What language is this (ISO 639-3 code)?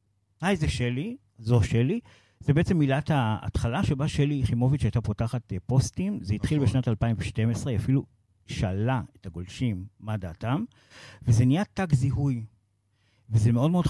heb